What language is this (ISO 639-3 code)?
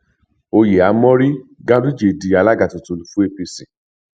yor